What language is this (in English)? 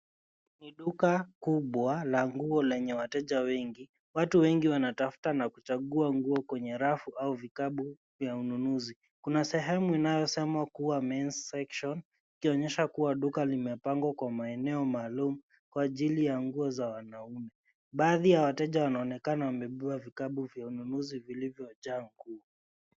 Swahili